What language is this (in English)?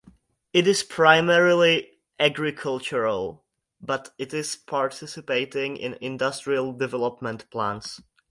English